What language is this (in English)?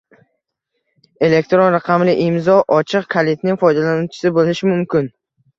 Uzbek